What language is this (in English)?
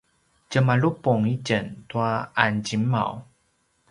Paiwan